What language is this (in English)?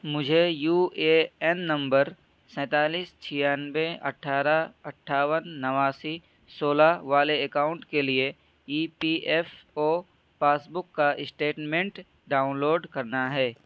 Urdu